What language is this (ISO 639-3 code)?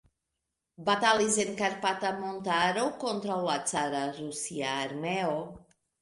epo